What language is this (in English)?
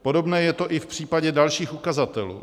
Czech